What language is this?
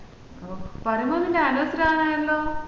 Malayalam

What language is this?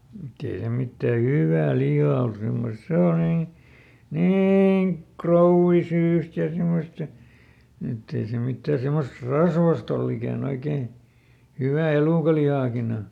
Finnish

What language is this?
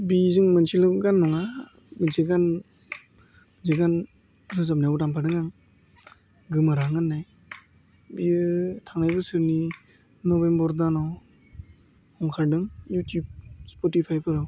Bodo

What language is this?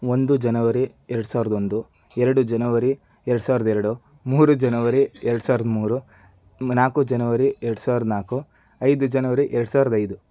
Kannada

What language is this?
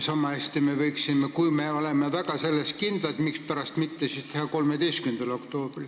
Estonian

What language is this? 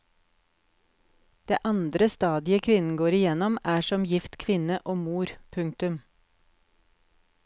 Norwegian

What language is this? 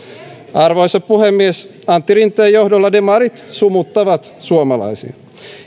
Finnish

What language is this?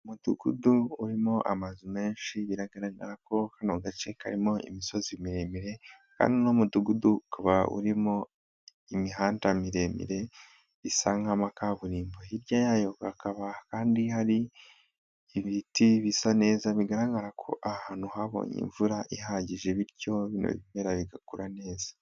Kinyarwanda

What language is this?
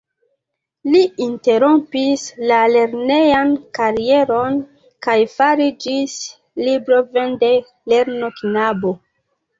Esperanto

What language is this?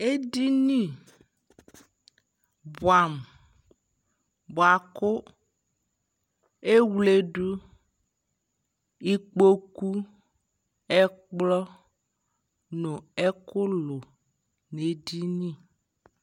Ikposo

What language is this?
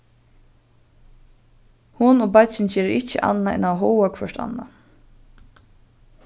Faroese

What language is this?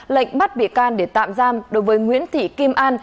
Vietnamese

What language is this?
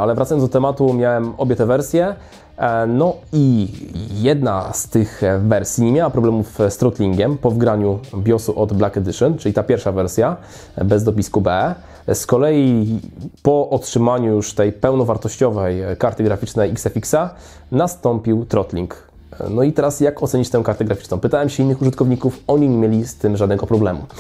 Polish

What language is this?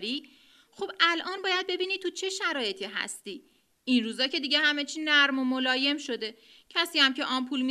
Persian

